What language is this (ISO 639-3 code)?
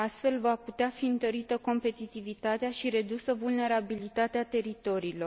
ron